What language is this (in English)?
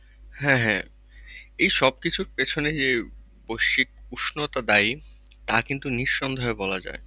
Bangla